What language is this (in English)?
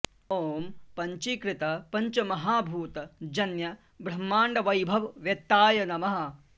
Sanskrit